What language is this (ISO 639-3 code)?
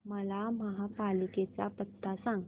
mar